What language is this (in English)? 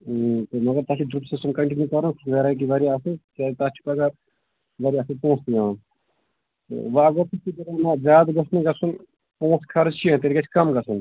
Kashmiri